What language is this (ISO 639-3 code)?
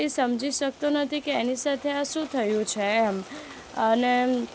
guj